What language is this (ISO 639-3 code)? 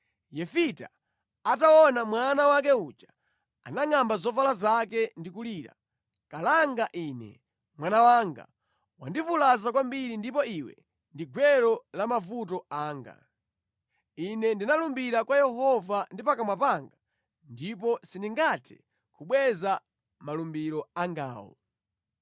nya